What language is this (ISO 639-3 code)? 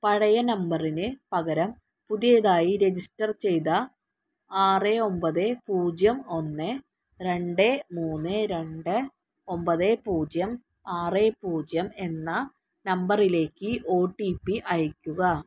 mal